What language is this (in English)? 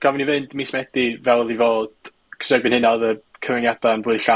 Welsh